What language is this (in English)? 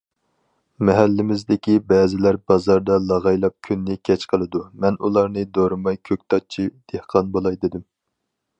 Uyghur